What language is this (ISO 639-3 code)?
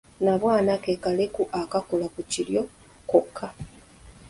lug